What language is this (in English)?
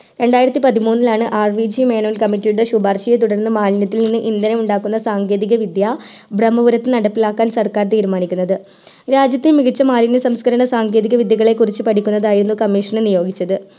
Malayalam